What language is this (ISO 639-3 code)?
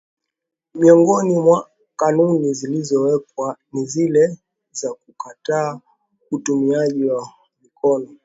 swa